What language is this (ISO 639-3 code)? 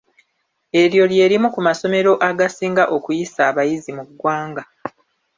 lug